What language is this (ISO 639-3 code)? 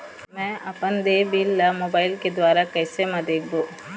hne